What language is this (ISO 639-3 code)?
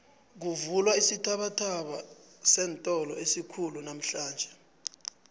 nbl